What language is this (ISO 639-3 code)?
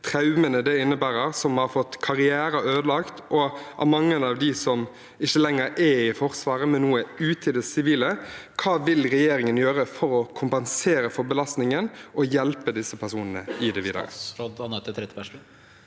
nor